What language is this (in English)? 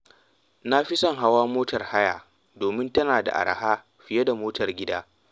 Hausa